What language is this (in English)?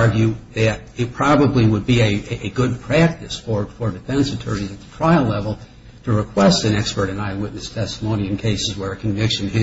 English